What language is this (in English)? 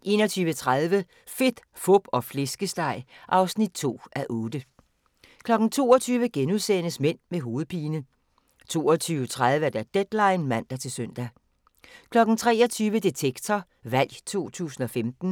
Danish